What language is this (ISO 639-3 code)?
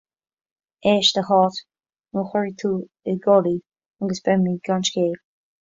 gle